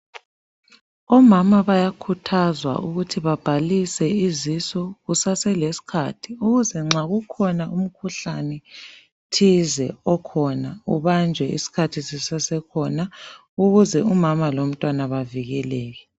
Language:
North Ndebele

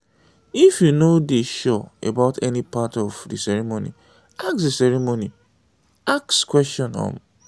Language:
Nigerian Pidgin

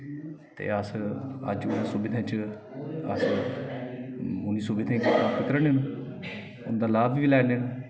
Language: Dogri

